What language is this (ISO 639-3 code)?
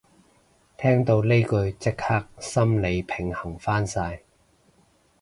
yue